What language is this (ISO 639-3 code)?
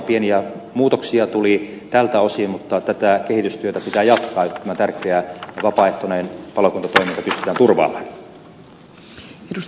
fin